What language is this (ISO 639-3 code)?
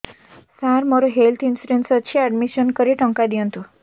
ori